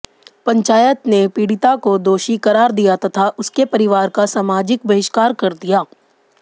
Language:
Hindi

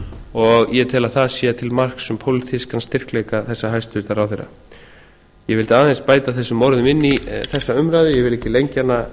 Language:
Icelandic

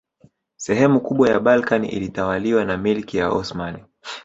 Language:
Swahili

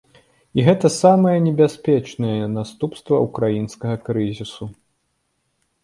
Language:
Belarusian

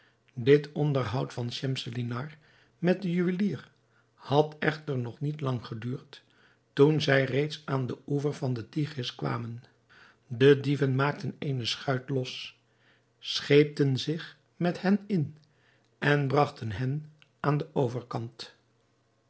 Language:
Dutch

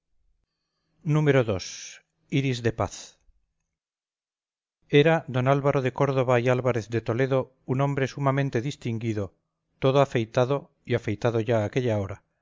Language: Spanish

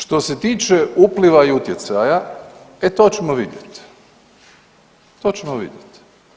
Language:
Croatian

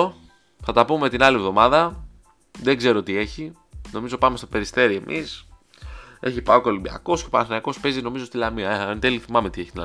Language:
Greek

